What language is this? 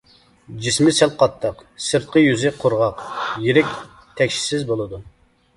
Uyghur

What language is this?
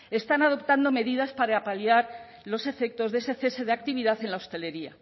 Spanish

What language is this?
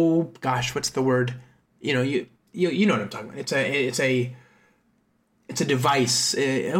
English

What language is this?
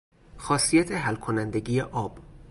Persian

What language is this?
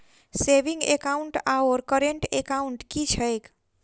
Maithili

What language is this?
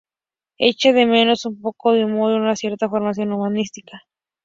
Spanish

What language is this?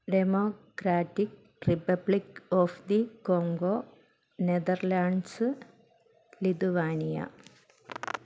Malayalam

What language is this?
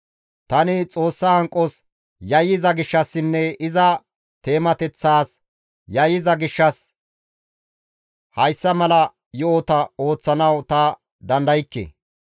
Gamo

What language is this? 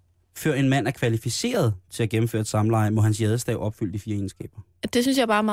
Danish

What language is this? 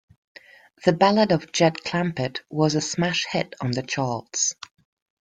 English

